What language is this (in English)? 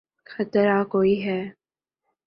Urdu